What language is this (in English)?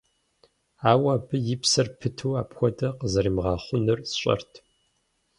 Kabardian